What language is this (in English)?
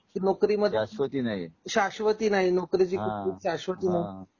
Marathi